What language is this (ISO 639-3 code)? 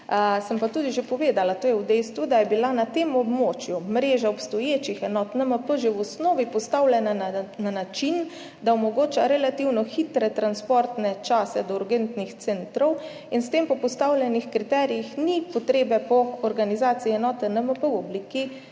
slv